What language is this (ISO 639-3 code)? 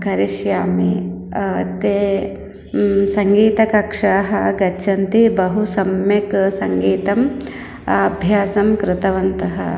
san